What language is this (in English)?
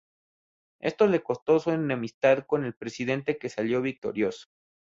Spanish